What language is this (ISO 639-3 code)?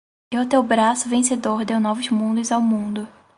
por